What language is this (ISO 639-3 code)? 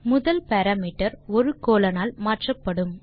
tam